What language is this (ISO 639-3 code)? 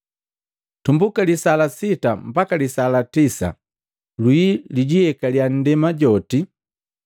mgv